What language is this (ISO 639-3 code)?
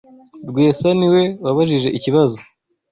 kin